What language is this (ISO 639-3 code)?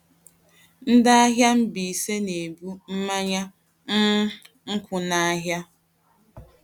ibo